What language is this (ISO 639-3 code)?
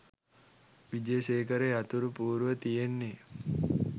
sin